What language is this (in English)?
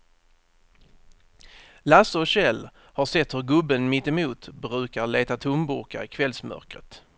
Swedish